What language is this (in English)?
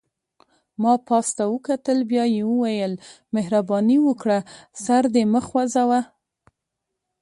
Pashto